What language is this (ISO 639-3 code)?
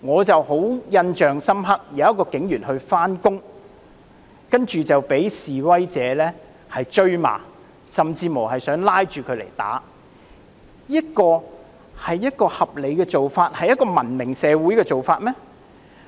yue